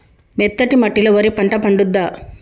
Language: Telugu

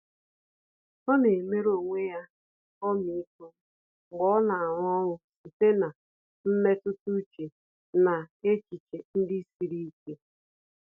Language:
Igbo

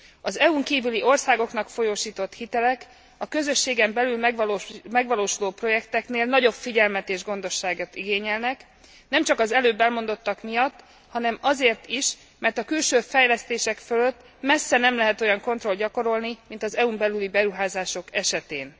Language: Hungarian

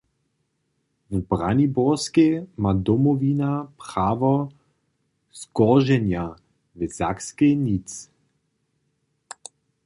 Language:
Upper Sorbian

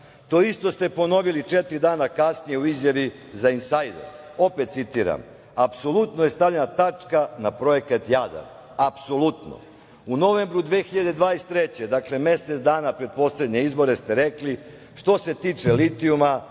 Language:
Serbian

